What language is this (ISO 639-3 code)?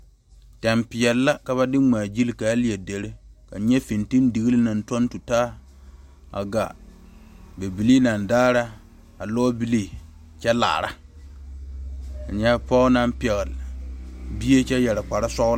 dga